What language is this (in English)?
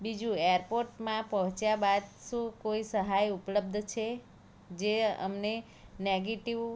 Gujarati